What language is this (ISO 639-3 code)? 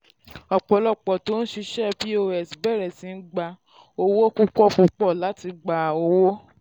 yor